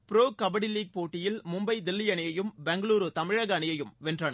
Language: Tamil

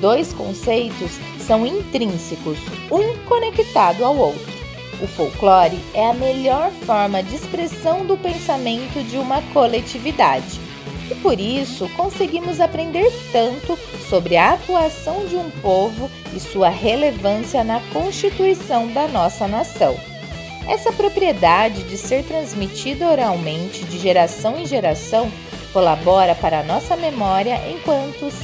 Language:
Portuguese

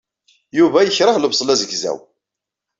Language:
Kabyle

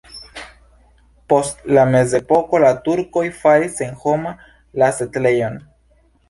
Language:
Esperanto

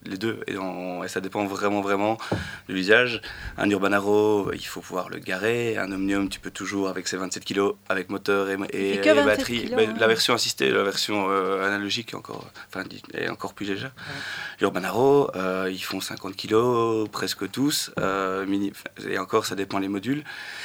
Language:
French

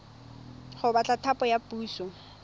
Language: Tswana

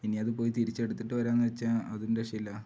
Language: Malayalam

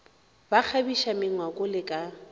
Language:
Northern Sotho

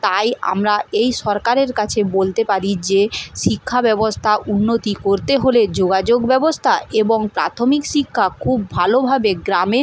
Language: Bangla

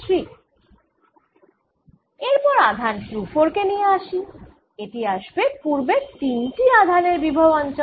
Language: Bangla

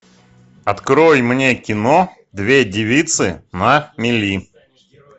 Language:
Russian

